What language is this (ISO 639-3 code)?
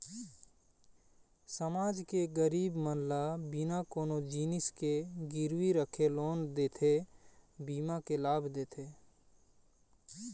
hne